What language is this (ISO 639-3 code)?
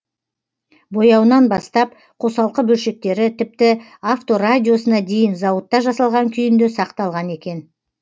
kaz